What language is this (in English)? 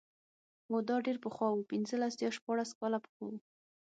Pashto